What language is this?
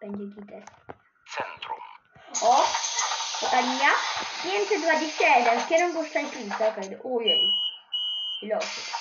Polish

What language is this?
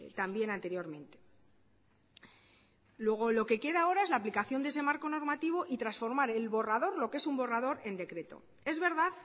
Spanish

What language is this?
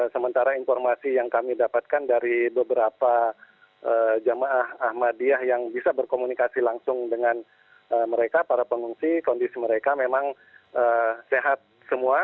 Indonesian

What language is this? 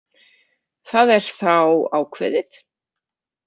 Icelandic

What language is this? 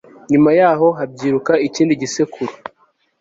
Kinyarwanda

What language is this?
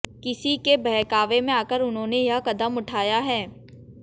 Hindi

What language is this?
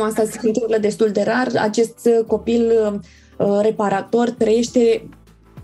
Romanian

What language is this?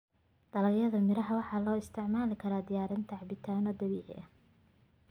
Somali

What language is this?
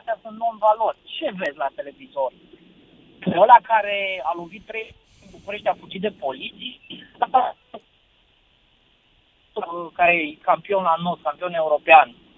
Romanian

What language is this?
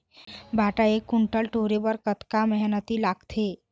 Chhattisgarhi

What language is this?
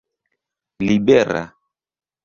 Esperanto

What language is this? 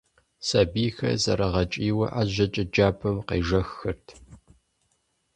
Kabardian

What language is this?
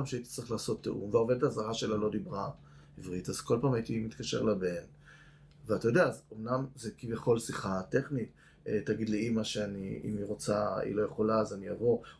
Hebrew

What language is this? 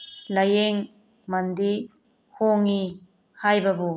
Manipuri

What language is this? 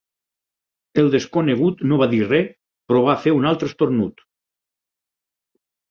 Catalan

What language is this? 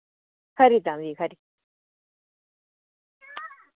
Dogri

